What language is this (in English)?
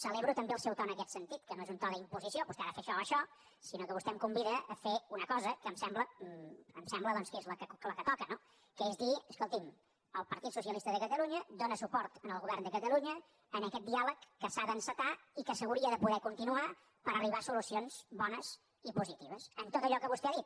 Catalan